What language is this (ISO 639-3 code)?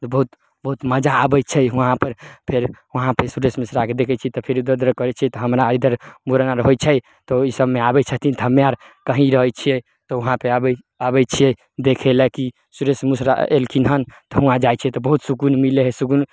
mai